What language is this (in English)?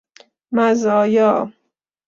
Persian